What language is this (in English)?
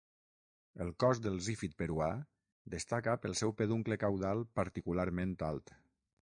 Catalan